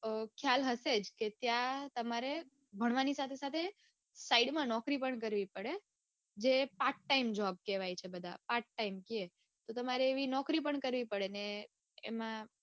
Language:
Gujarati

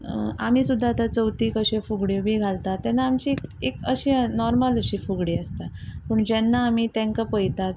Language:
Konkani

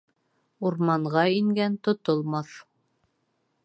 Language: Bashkir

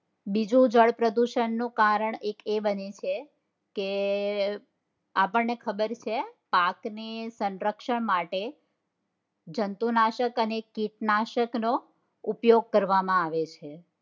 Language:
Gujarati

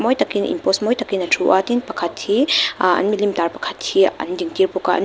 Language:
Mizo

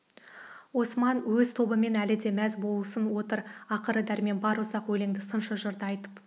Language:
Kazakh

